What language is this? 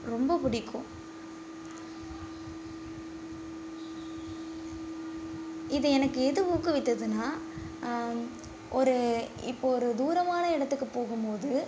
Tamil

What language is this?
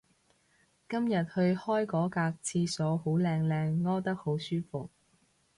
Cantonese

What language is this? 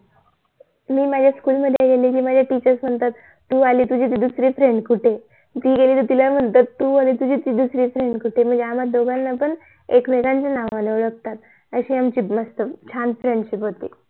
Marathi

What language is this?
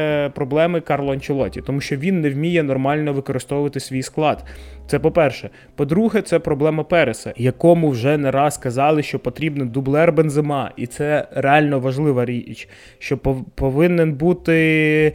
Ukrainian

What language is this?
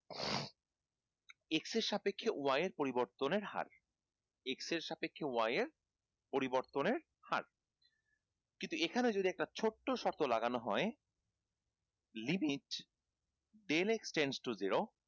Bangla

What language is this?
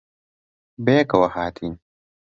Central Kurdish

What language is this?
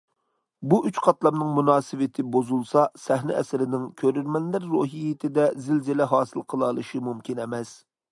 Uyghur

